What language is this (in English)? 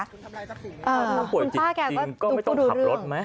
Thai